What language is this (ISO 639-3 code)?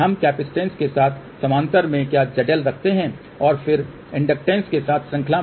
hin